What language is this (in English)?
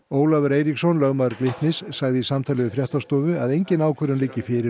Icelandic